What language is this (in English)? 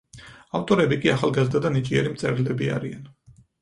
Georgian